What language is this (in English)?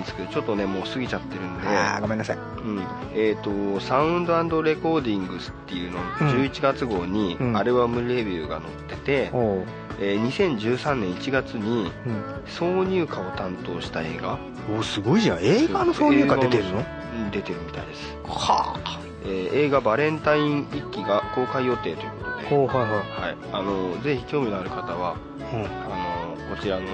Japanese